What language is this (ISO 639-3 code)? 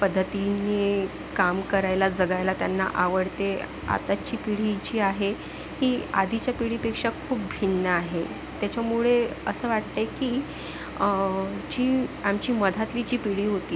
mar